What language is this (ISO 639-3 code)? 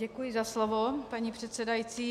ces